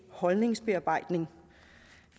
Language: Danish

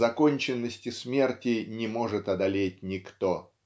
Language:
Russian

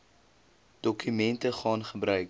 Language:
Afrikaans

